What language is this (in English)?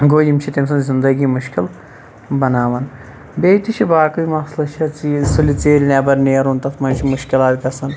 Kashmiri